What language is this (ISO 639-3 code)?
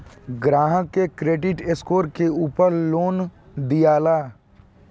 bho